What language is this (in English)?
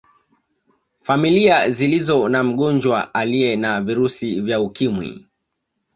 Swahili